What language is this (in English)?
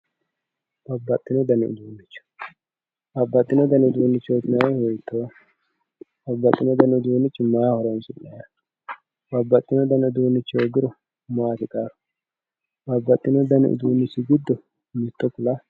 Sidamo